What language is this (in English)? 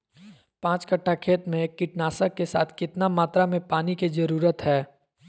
Magahi